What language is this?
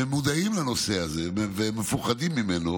Hebrew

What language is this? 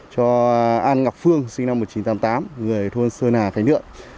Vietnamese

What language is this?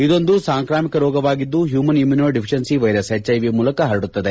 Kannada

